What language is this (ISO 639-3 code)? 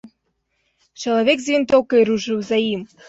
bel